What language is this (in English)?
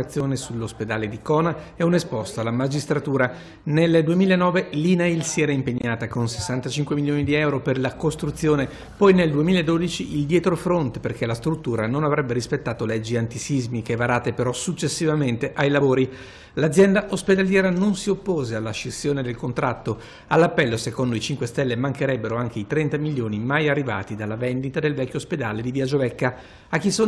Italian